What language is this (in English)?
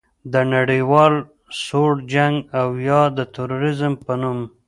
Pashto